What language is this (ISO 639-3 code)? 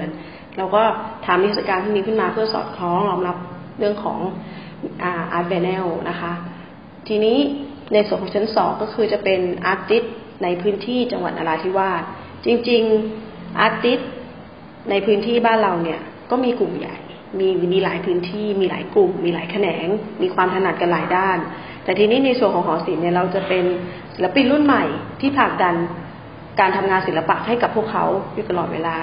tha